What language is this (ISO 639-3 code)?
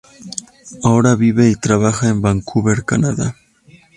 spa